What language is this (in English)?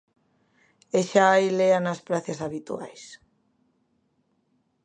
Galician